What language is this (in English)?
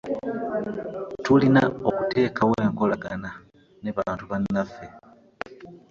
Ganda